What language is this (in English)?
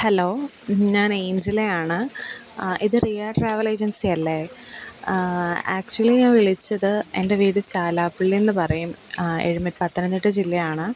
Malayalam